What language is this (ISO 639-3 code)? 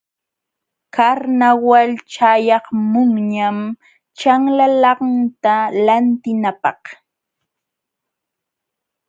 qxw